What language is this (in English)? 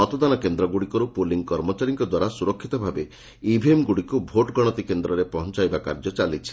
Odia